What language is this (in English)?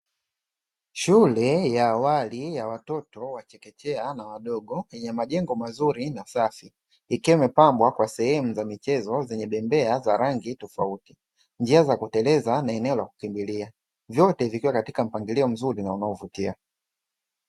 Swahili